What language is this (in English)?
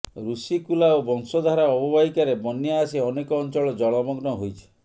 Odia